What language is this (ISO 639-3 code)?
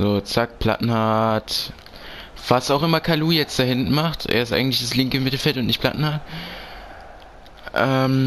deu